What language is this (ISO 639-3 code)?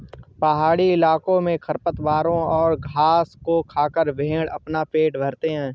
hin